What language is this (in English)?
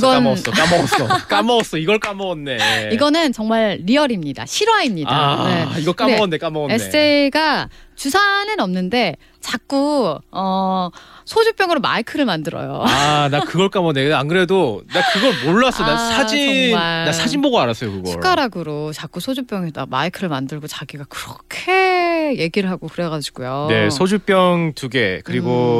Korean